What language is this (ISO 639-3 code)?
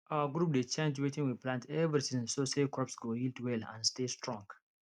pcm